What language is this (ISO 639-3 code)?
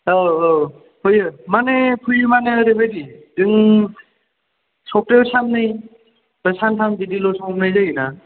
brx